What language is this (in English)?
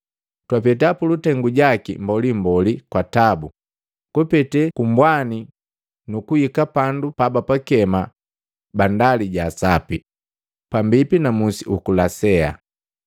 Matengo